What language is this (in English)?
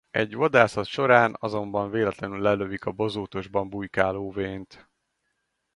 Hungarian